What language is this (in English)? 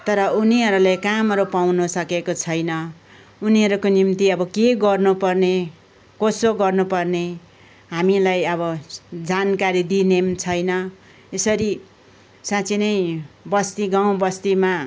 Nepali